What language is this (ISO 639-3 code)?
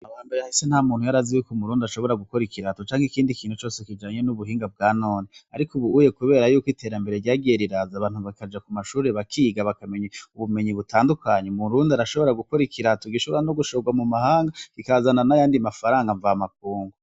run